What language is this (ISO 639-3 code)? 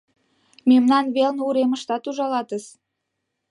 chm